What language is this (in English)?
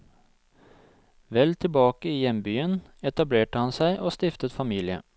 Norwegian